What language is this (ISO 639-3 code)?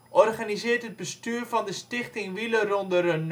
nld